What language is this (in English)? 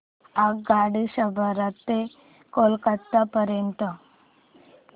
Marathi